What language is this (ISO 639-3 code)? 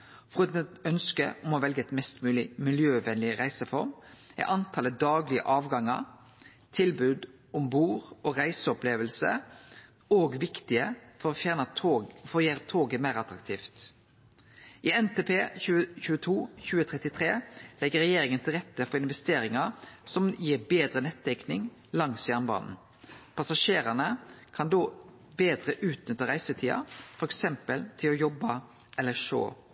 nno